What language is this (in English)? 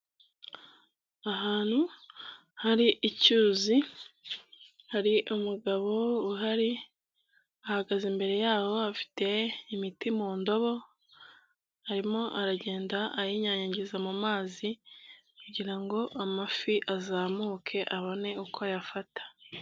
Kinyarwanda